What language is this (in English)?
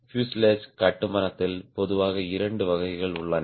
Tamil